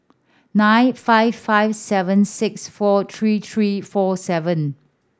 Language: English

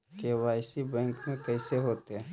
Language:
Magahi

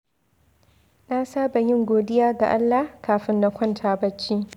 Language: Hausa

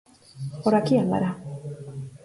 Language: Galician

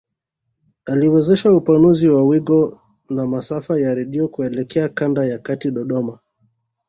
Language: Swahili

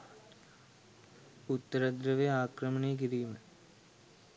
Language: Sinhala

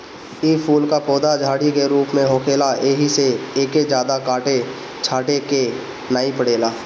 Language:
Bhojpuri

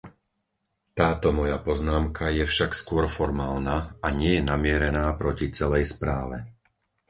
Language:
Slovak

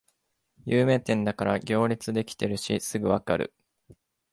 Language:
Japanese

